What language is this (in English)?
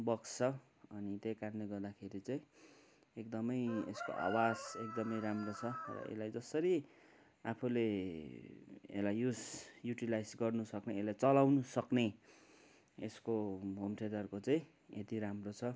Nepali